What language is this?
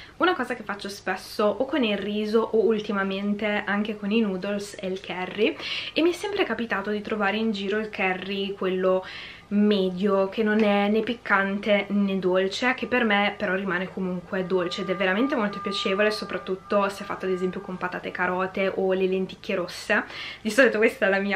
Italian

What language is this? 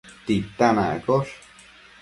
Matsés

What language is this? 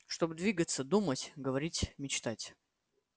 Russian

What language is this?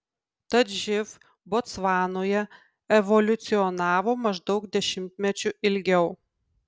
Lithuanian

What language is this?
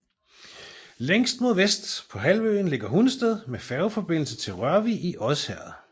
Danish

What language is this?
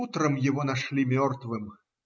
Russian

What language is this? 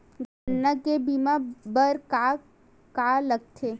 Chhattisgarhi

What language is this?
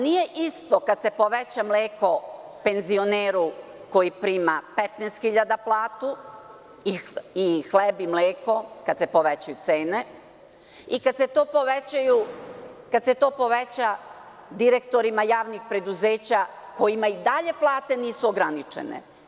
Serbian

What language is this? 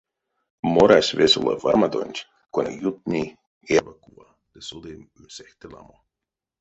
Erzya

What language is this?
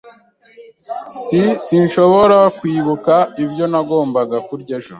Kinyarwanda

